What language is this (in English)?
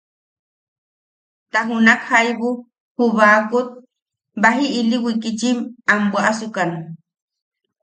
Yaqui